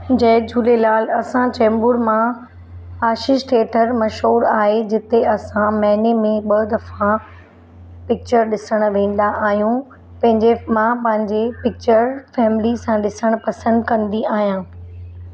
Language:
Sindhi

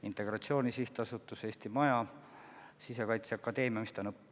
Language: Estonian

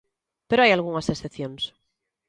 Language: Galician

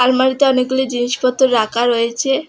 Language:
Bangla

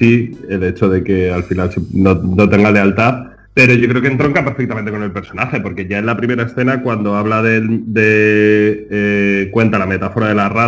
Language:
Spanish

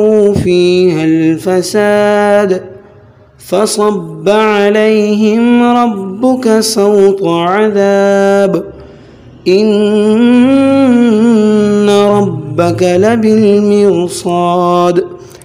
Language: Arabic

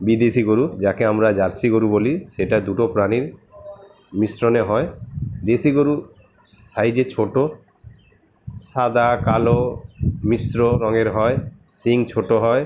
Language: Bangla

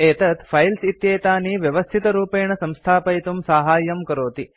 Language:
Sanskrit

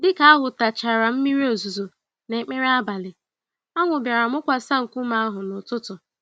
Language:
Igbo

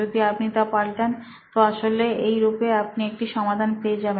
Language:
Bangla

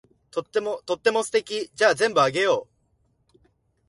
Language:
Japanese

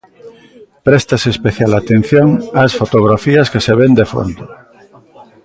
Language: Galician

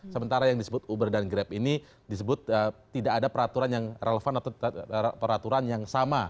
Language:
Indonesian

